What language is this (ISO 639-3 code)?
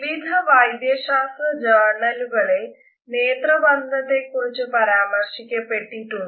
mal